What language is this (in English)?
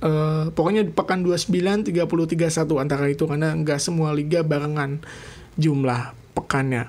Indonesian